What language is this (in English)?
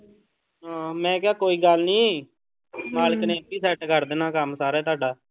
Punjabi